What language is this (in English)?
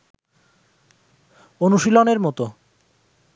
Bangla